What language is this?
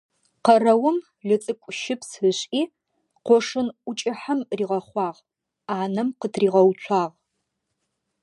Adyghe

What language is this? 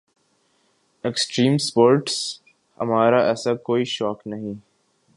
Urdu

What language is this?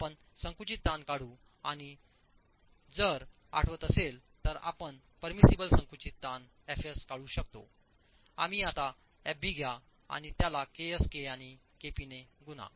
Marathi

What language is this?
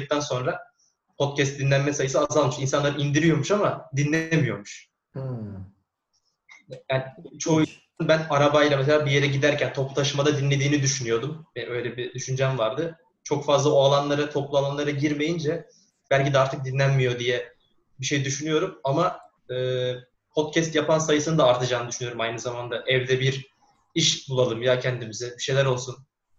Turkish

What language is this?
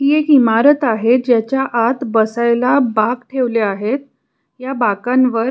Marathi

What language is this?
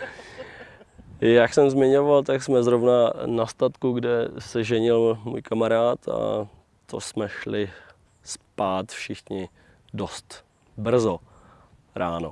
Czech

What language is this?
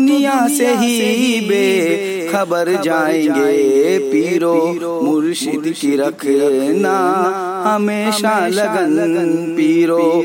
Hindi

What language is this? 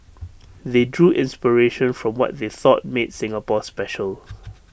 English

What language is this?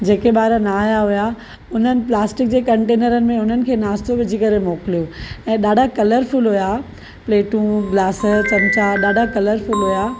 Sindhi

